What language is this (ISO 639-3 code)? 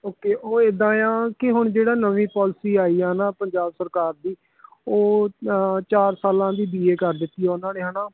pan